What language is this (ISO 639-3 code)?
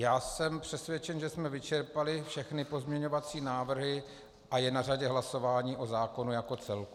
ces